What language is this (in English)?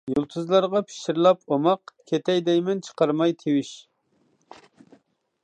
Uyghur